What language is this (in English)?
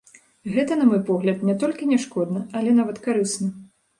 Belarusian